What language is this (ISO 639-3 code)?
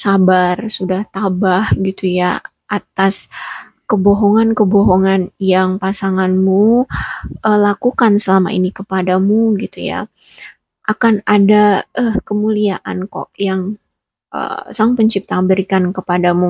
ind